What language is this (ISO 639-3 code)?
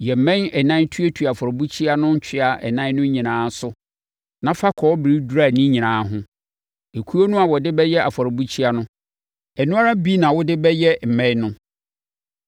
aka